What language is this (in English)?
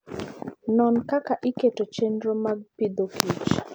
Luo (Kenya and Tanzania)